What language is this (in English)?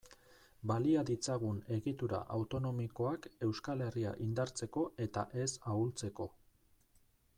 Basque